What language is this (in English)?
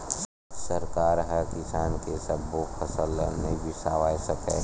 Chhattisgarhi